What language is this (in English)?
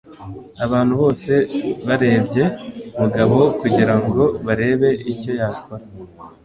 Kinyarwanda